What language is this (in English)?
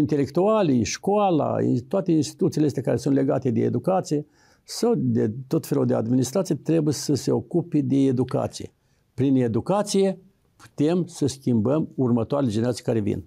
Romanian